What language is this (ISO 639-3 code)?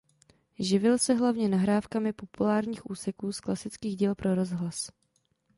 ces